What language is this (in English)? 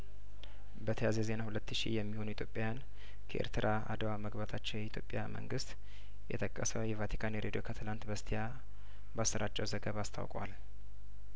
Amharic